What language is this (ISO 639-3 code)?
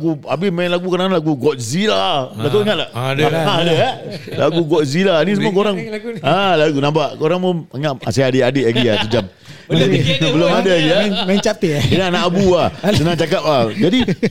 msa